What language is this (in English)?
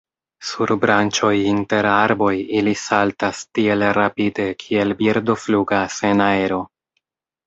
Esperanto